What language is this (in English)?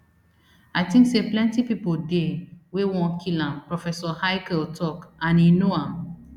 Nigerian Pidgin